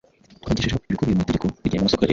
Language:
Kinyarwanda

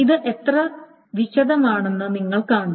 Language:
Malayalam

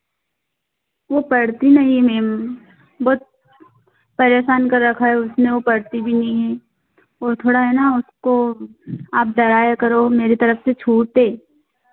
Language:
Hindi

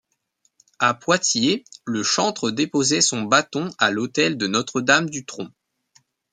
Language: French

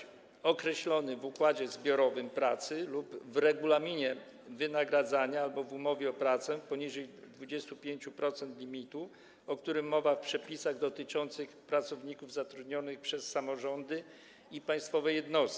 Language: Polish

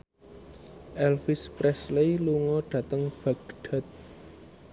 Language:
Javanese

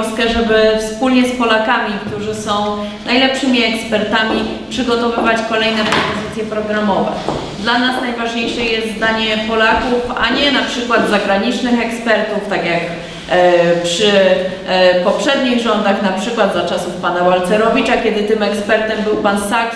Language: Polish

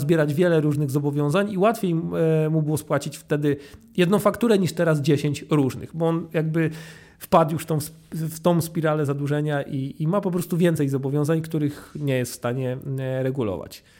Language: Polish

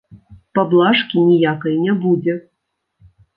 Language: Belarusian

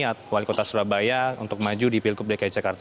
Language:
Indonesian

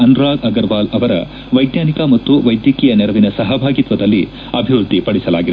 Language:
Kannada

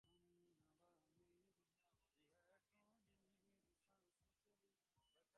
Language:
Bangla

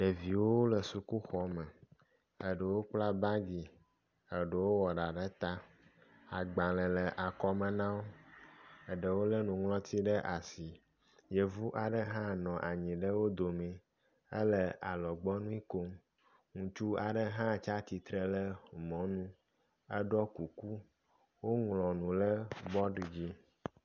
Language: Ewe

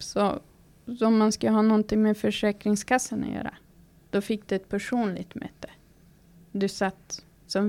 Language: Swedish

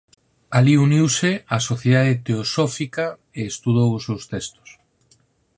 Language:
Galician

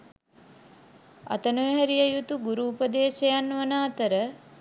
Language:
Sinhala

